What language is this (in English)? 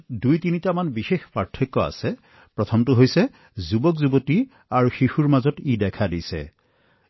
Assamese